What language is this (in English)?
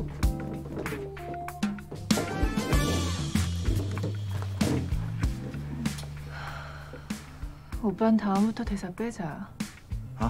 Korean